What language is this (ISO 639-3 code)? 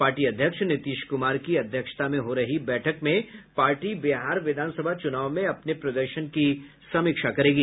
hin